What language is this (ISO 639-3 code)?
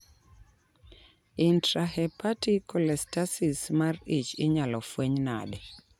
luo